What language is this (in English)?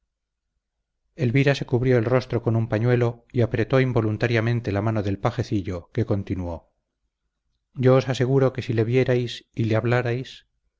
Spanish